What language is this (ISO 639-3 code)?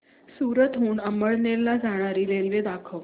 mar